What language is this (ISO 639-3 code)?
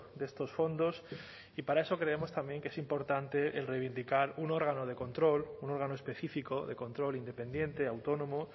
spa